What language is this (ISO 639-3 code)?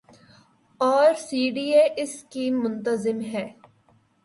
urd